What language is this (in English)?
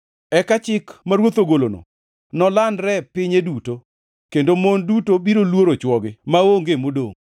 Luo (Kenya and Tanzania)